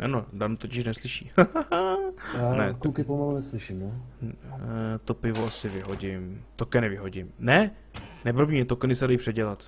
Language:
Czech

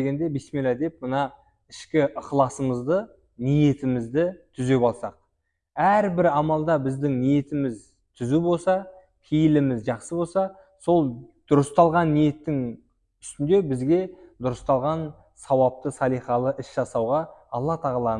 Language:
Turkish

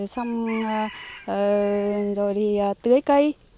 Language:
Vietnamese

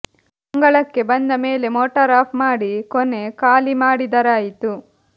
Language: Kannada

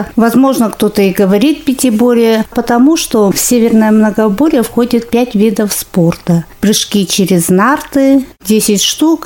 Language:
Russian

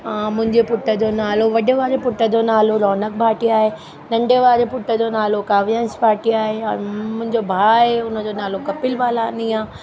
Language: Sindhi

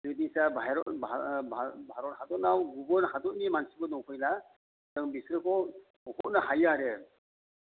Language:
Bodo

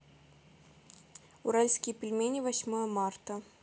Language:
Russian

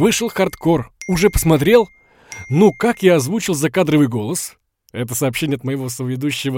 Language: Russian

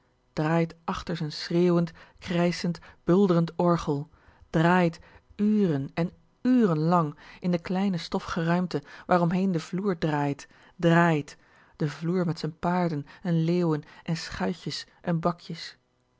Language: Dutch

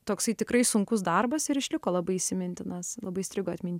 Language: Lithuanian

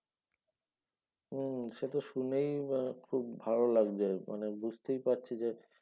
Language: Bangla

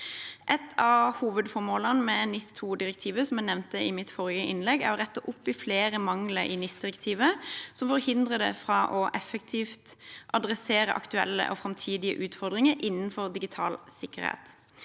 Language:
Norwegian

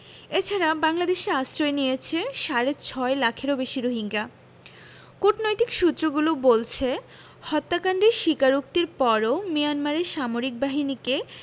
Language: Bangla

